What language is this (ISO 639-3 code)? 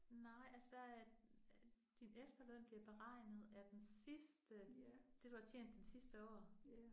dan